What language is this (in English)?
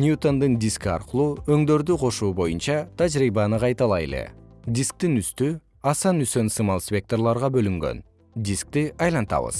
Kyrgyz